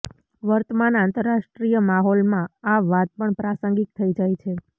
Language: Gujarati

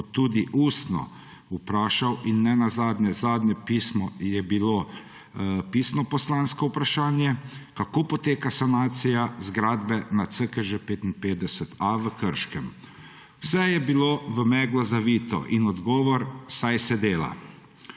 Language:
Slovenian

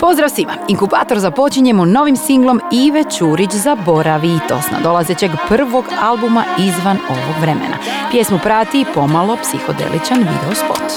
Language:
Croatian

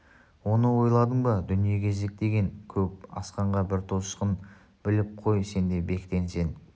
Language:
Kazakh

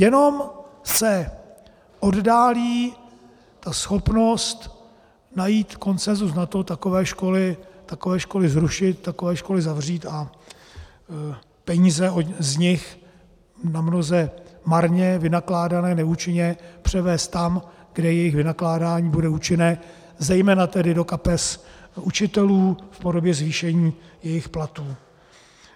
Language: Czech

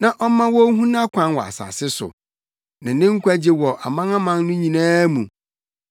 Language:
Akan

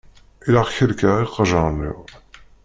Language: Kabyle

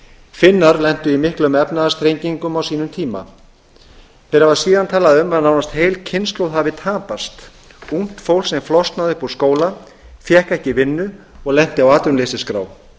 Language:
Icelandic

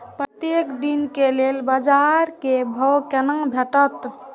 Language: Maithili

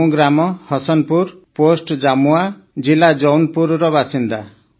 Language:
Odia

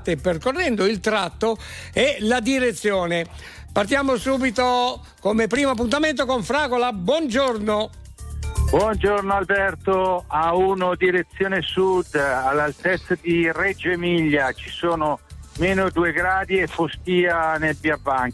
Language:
Italian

